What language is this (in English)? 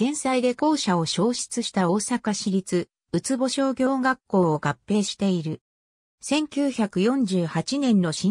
Japanese